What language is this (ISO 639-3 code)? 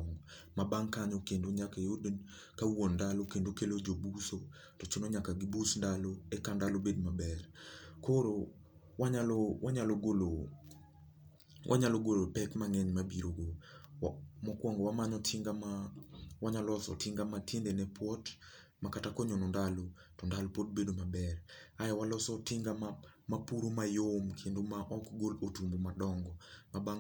luo